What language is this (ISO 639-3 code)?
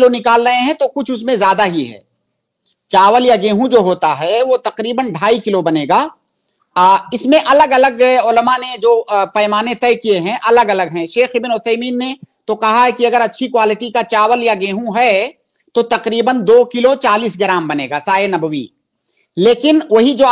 hin